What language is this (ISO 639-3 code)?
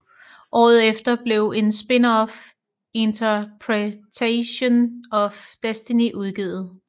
dan